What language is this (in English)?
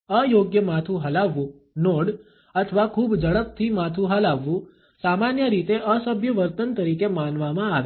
Gujarati